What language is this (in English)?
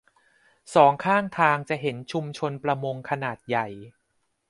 Thai